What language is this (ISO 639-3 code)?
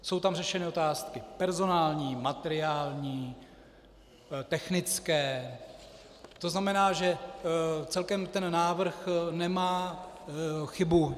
ces